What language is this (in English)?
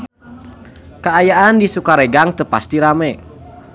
Sundanese